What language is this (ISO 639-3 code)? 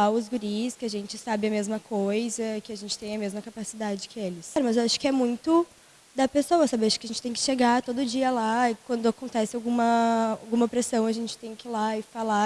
por